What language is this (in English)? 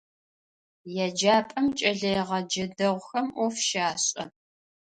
Adyghe